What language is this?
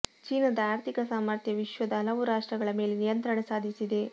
Kannada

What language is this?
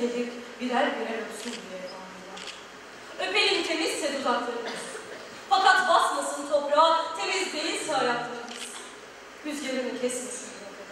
Turkish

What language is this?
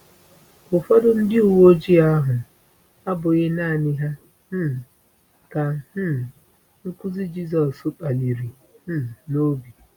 Igbo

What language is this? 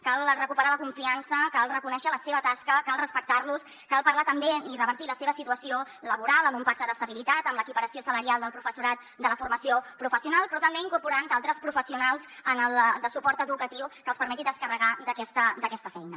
Catalan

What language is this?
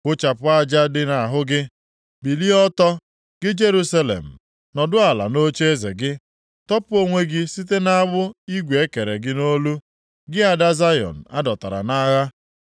Igbo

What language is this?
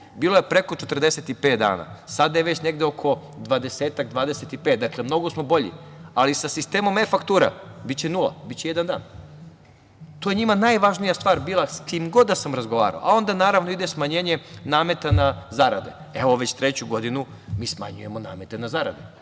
Serbian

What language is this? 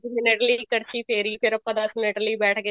Punjabi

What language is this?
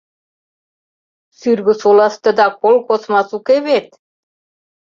Mari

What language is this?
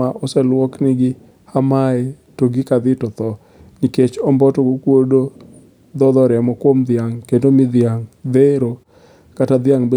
Luo (Kenya and Tanzania)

